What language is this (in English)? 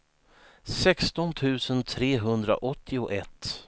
Swedish